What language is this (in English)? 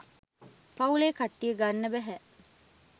Sinhala